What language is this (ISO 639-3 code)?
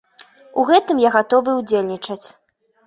bel